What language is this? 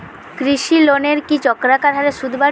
Bangla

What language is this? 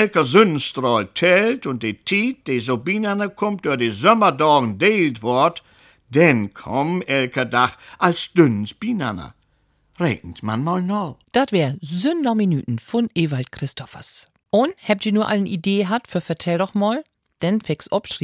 German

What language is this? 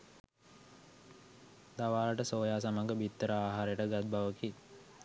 Sinhala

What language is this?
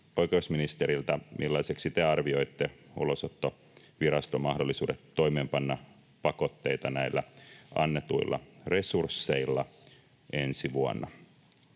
Finnish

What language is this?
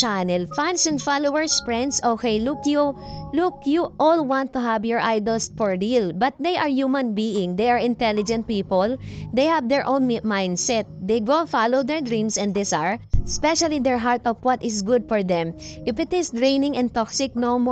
Filipino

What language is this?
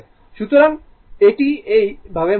Bangla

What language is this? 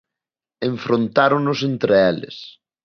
Galician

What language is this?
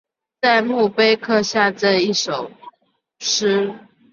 Chinese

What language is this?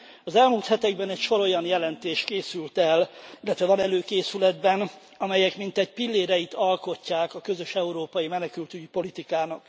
Hungarian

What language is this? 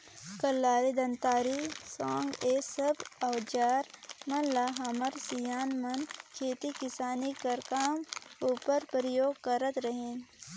Chhattisgarhi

